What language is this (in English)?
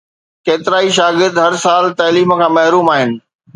Sindhi